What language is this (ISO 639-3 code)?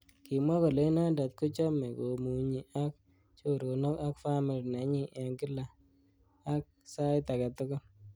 kln